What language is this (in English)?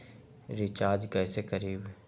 Magahi